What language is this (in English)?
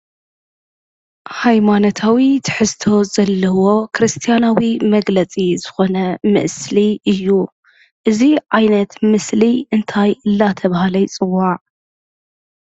Tigrinya